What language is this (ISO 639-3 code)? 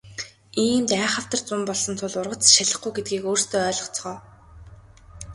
mon